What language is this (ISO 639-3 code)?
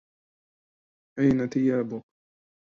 ara